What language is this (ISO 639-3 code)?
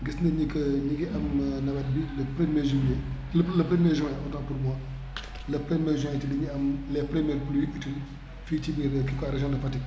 wol